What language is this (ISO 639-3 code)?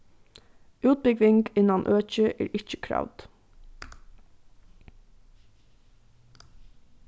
fao